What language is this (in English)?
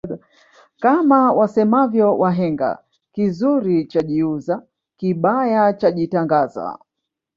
Swahili